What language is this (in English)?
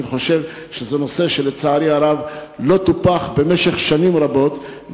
Hebrew